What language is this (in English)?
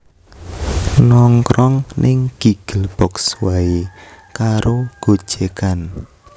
Javanese